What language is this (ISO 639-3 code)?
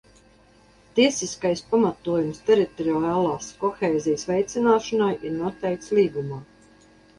lav